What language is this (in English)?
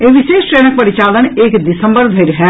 Maithili